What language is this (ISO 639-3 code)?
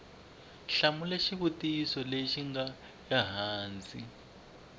tso